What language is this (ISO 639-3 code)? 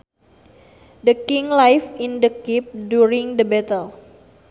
sun